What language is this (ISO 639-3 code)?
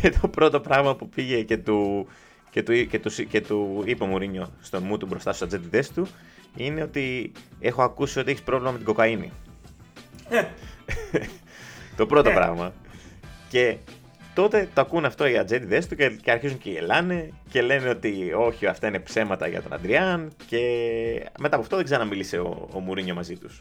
ell